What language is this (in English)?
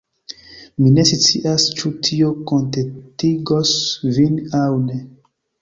Esperanto